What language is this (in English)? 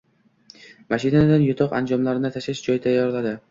Uzbek